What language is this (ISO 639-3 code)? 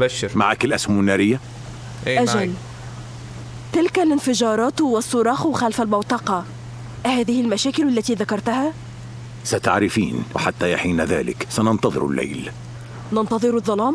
ara